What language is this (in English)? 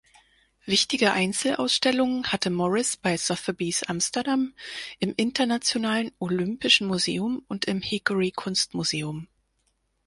German